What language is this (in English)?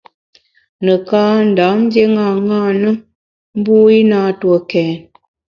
Bamun